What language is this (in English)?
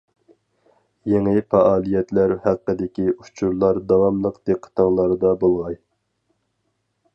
Uyghur